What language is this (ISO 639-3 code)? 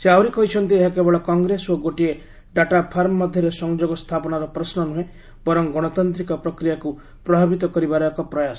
ori